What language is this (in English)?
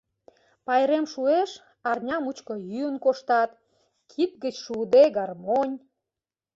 Mari